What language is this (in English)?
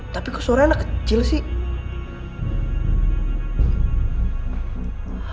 Indonesian